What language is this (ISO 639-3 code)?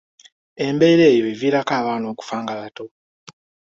lug